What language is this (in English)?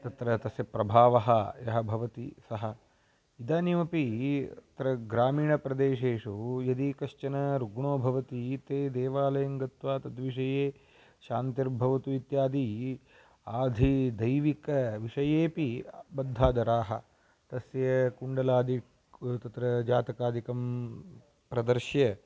Sanskrit